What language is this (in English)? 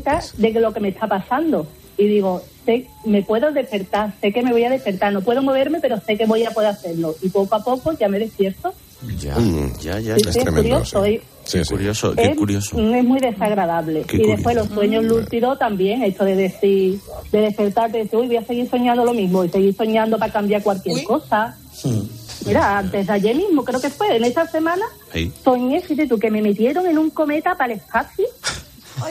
Spanish